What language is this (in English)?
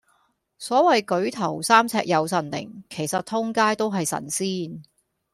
Cantonese